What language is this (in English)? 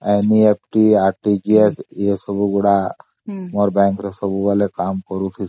Odia